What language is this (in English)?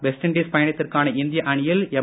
Tamil